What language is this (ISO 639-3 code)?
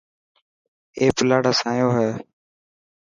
mki